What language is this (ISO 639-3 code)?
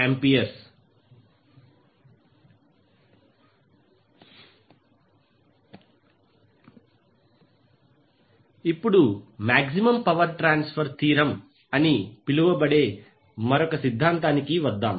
tel